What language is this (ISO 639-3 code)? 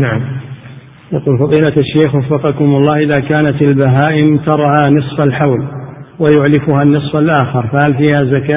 ara